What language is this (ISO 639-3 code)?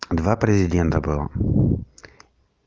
rus